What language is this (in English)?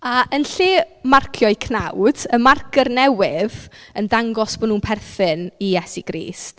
Welsh